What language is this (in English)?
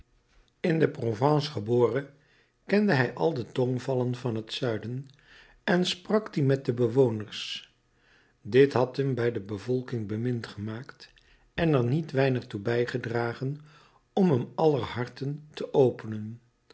Dutch